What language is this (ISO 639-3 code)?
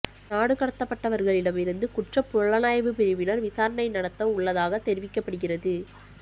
tam